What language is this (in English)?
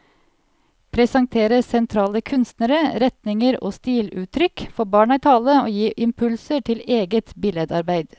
Norwegian